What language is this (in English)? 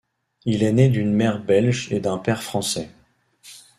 French